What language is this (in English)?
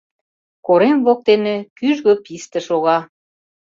Mari